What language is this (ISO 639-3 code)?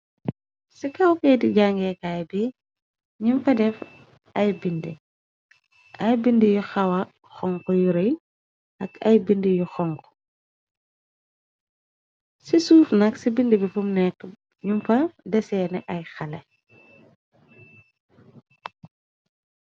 wol